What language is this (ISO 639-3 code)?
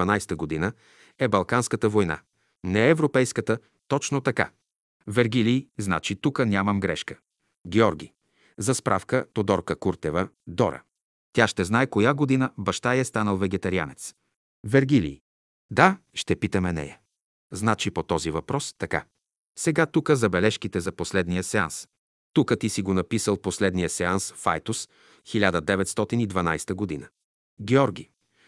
bul